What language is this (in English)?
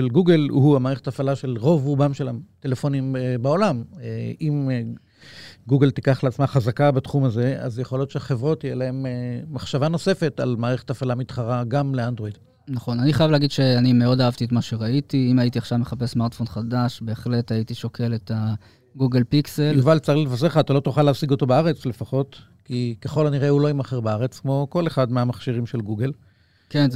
Hebrew